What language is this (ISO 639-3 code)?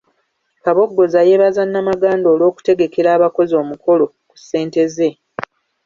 lug